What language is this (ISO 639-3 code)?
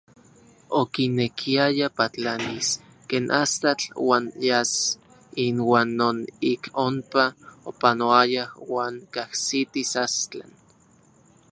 ncx